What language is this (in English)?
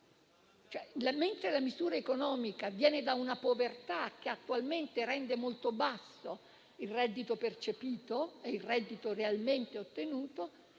Italian